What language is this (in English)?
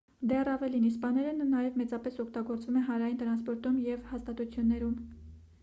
Armenian